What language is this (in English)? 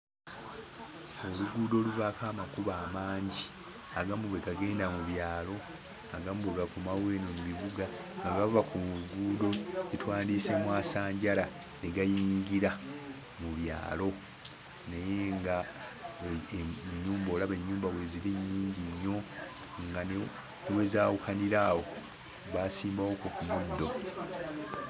Ganda